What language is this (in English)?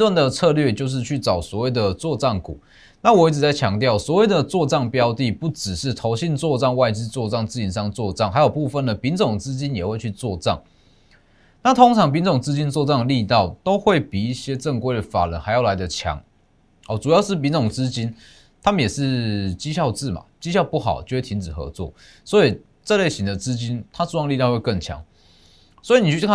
Chinese